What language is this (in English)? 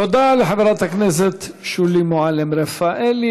Hebrew